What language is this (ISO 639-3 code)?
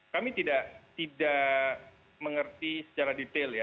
ind